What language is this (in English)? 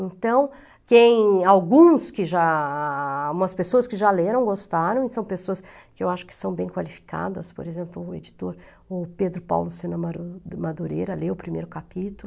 Portuguese